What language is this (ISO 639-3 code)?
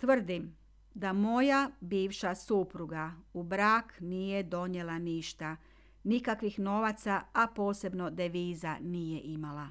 hrv